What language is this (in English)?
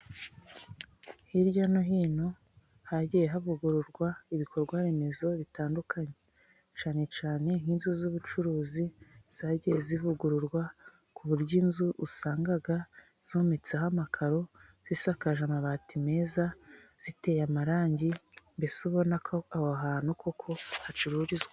Kinyarwanda